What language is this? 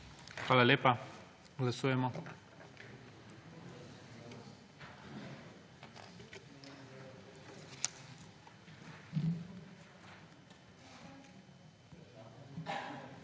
Slovenian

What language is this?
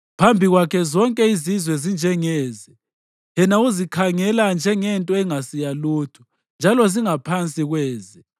North Ndebele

